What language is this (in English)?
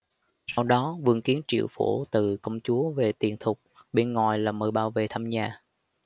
Vietnamese